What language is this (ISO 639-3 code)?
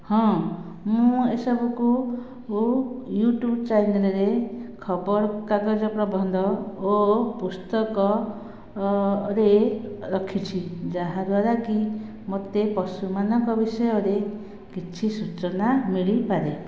ori